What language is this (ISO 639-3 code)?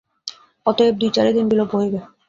ben